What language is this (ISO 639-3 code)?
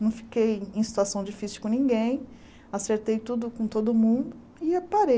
por